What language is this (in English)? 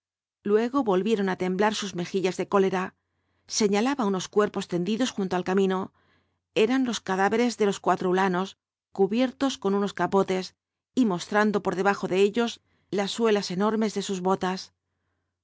Spanish